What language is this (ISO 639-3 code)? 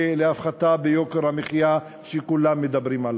heb